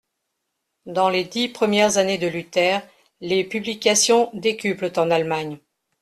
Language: French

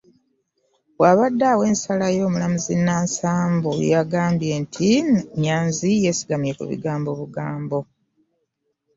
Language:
Ganda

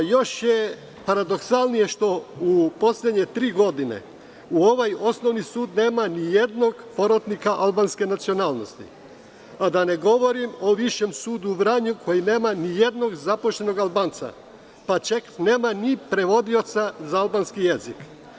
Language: Serbian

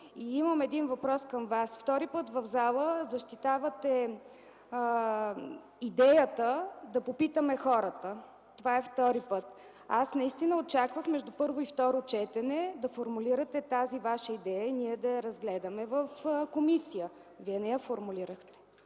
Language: Bulgarian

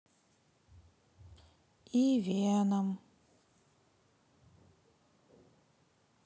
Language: Russian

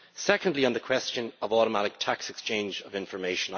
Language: English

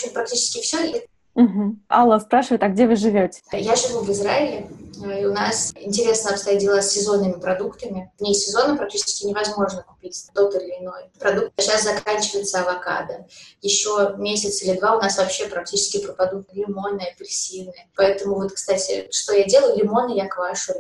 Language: Russian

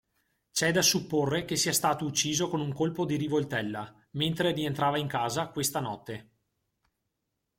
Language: Italian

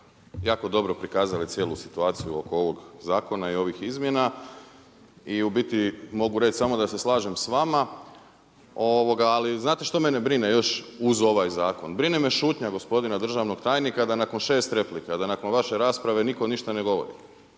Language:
Croatian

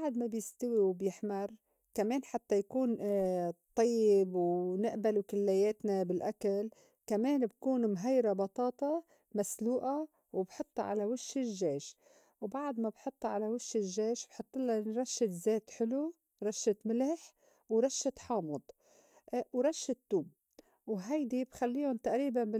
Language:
North Levantine Arabic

